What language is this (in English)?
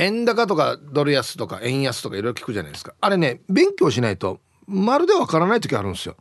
Japanese